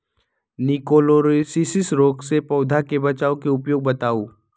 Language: Magahi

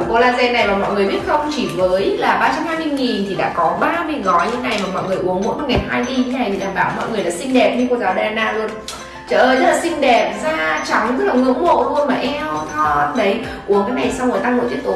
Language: Vietnamese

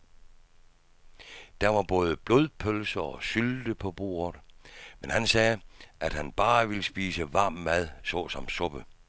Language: Danish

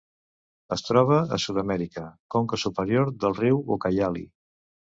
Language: Catalan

